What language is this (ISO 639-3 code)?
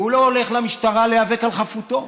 heb